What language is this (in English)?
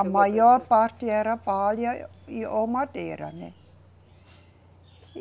Portuguese